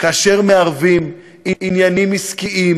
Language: Hebrew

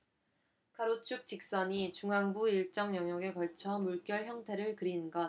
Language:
Korean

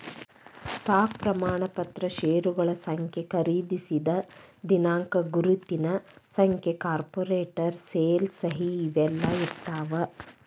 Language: Kannada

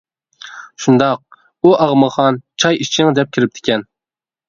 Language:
Uyghur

